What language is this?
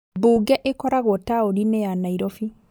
Kikuyu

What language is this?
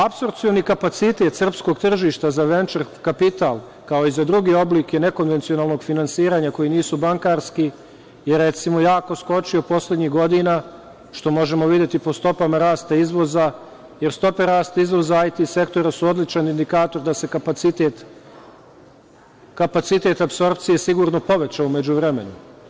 Serbian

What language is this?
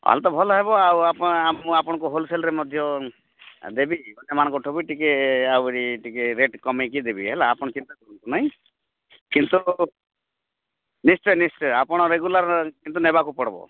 Odia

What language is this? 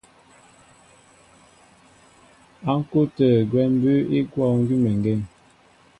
Mbo (Cameroon)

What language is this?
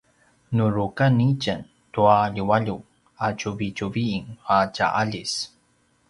Paiwan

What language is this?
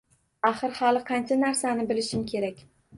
Uzbek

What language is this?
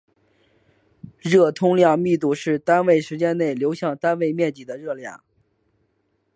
Chinese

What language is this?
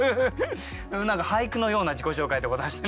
Japanese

